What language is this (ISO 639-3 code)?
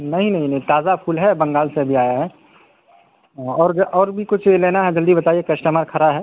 urd